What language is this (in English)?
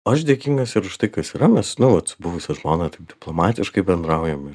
Lithuanian